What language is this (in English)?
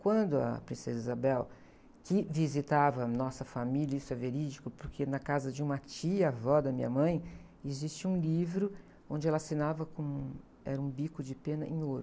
Portuguese